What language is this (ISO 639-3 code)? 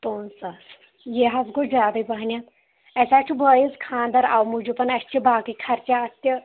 kas